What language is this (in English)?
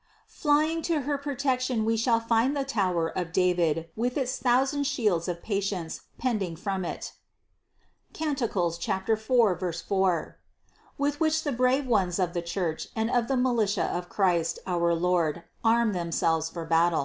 English